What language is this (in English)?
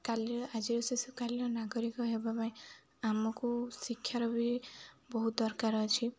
Odia